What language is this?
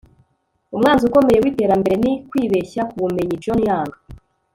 Kinyarwanda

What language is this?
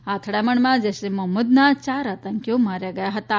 Gujarati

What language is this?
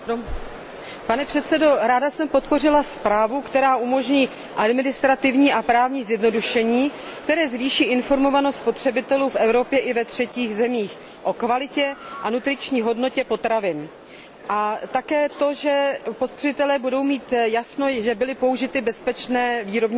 Czech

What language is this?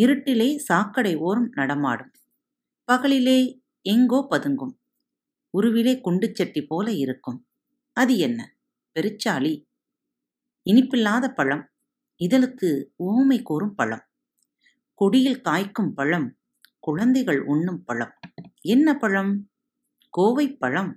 Tamil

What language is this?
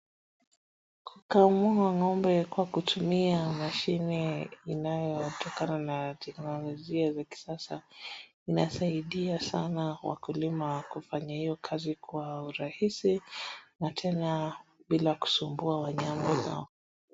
Swahili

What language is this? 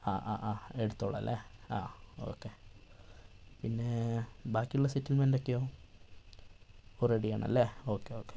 Malayalam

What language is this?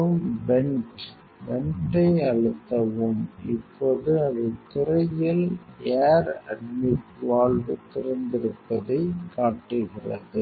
Tamil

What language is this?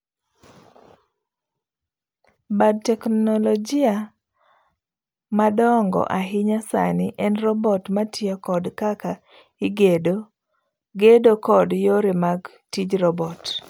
Luo (Kenya and Tanzania)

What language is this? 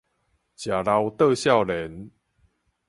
Min Nan Chinese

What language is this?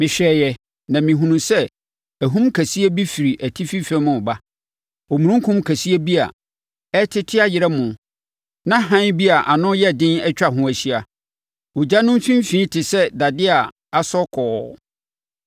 Akan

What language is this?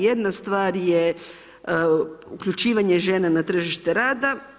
Croatian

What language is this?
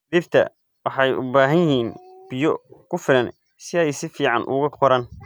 Somali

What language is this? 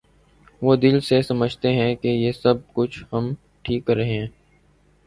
Urdu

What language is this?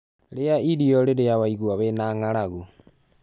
Kikuyu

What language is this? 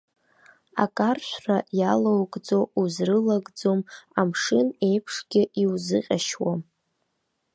Abkhazian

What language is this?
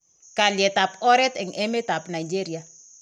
Kalenjin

